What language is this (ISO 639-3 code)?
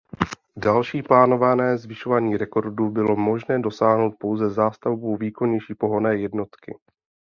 ces